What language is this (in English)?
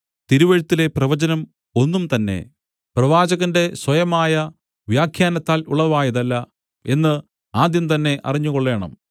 Malayalam